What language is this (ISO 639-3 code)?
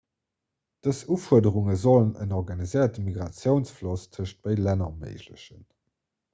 ltz